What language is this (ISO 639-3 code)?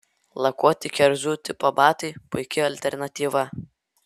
lit